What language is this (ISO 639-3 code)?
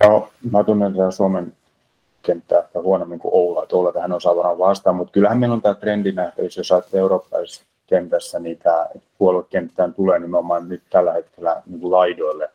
fin